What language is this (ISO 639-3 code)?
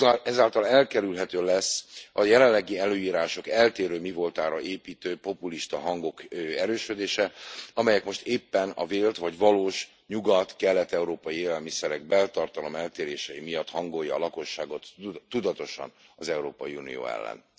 hun